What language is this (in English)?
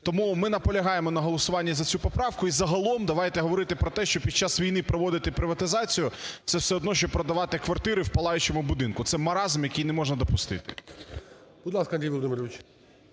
Ukrainian